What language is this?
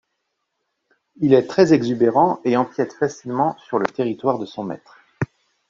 French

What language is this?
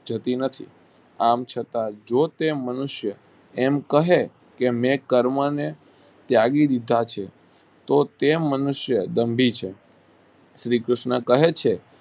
Gujarati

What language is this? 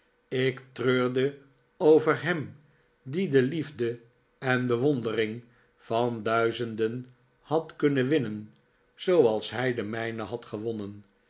Dutch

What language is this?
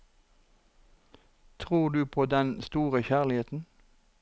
Norwegian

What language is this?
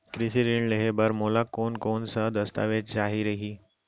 Chhattisgarhi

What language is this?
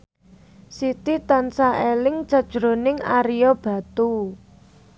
Javanese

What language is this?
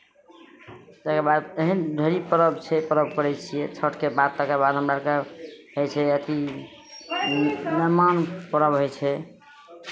Maithili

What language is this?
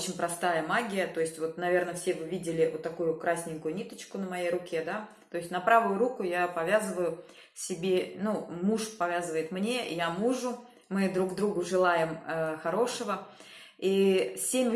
Russian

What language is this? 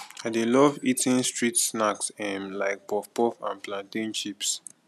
Nigerian Pidgin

